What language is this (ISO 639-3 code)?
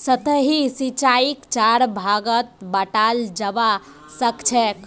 mag